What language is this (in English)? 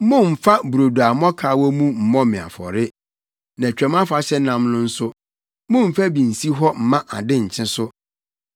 Akan